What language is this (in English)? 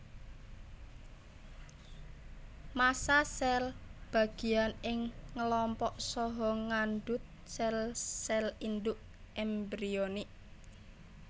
Javanese